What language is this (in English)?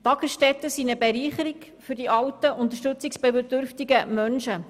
Swiss German